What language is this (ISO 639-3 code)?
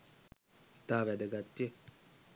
sin